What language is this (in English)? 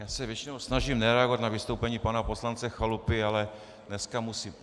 Czech